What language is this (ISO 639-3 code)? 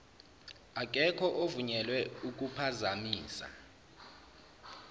zul